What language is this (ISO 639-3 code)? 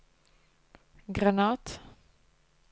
nor